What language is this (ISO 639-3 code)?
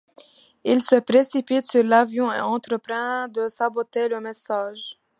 fra